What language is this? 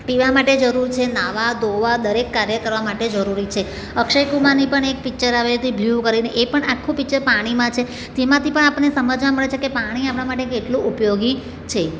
Gujarati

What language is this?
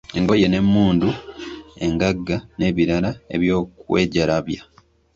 Ganda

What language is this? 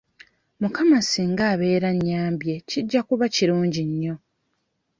Ganda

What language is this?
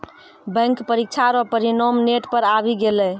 Maithili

